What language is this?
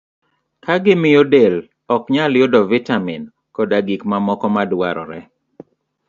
Luo (Kenya and Tanzania)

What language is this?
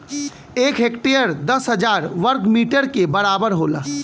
Bhojpuri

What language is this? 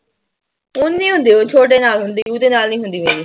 Punjabi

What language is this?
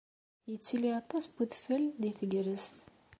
Kabyle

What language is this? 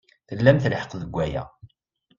Kabyle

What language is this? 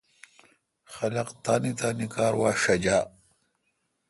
Kalkoti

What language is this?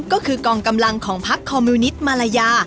Thai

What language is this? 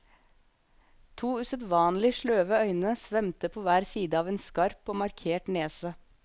Norwegian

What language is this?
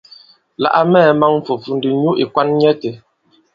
Bankon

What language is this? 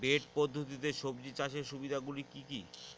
Bangla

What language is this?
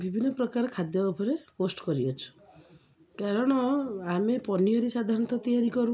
Odia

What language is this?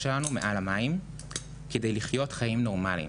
Hebrew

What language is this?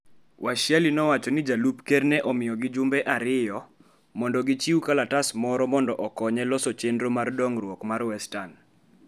Luo (Kenya and Tanzania)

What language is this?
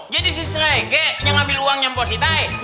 Indonesian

